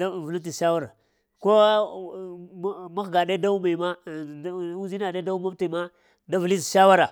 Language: Lamang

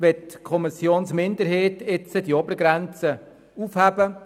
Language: Swiss German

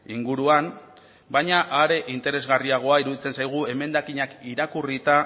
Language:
Basque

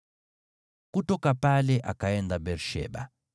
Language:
Swahili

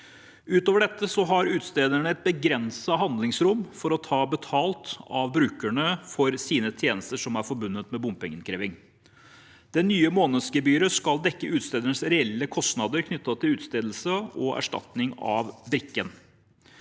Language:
Norwegian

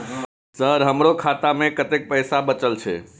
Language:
Maithili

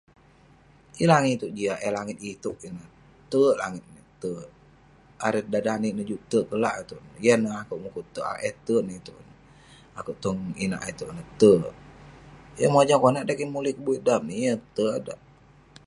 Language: Western Penan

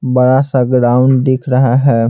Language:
Hindi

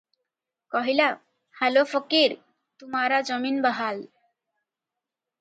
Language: Odia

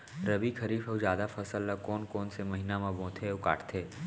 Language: Chhattisgarhi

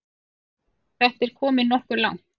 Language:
Icelandic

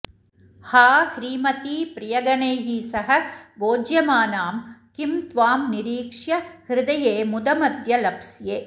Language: Sanskrit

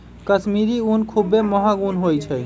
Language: Magahi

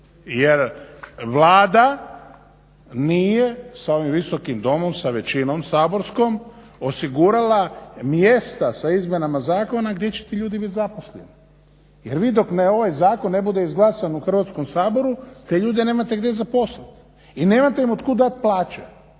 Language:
Croatian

